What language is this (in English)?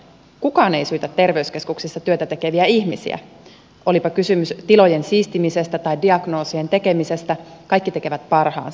Finnish